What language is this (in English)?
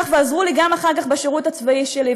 Hebrew